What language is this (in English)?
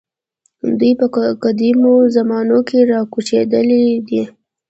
Pashto